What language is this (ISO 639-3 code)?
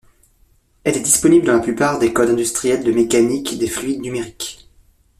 fra